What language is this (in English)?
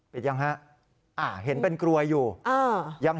Thai